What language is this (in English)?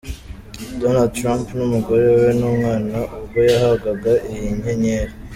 Kinyarwanda